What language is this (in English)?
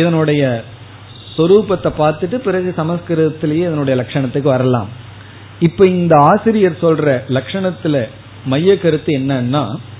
Tamil